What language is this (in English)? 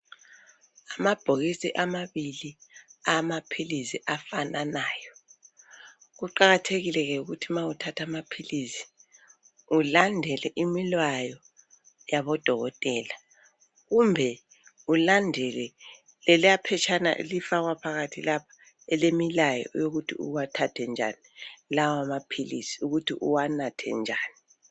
North Ndebele